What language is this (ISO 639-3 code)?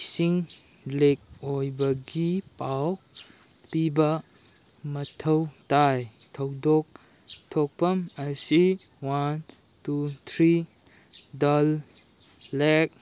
mni